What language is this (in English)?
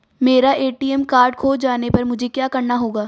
Hindi